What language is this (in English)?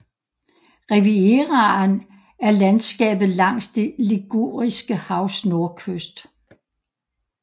Danish